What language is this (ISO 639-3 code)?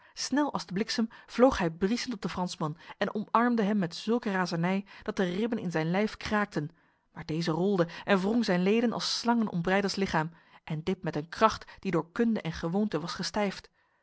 nld